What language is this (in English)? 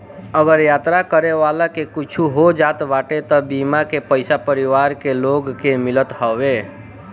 Bhojpuri